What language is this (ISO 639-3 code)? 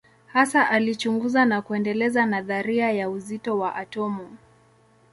swa